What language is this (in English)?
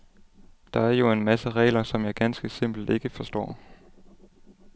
Danish